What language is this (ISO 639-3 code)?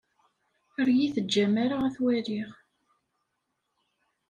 kab